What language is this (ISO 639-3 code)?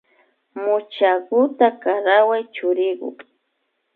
qvi